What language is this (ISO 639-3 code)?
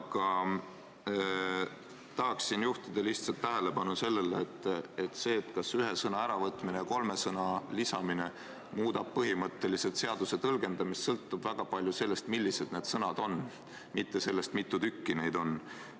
est